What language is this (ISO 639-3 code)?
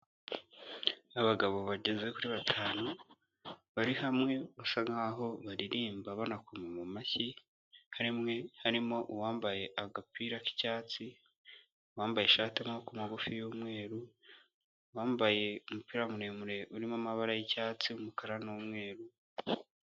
kin